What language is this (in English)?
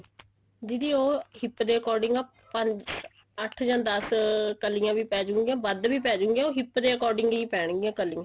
Punjabi